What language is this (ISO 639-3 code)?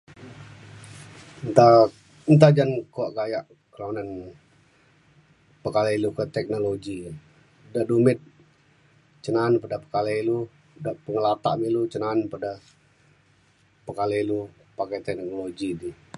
xkl